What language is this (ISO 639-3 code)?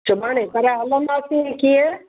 snd